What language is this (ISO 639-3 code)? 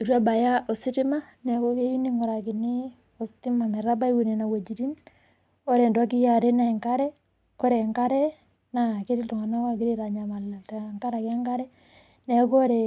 mas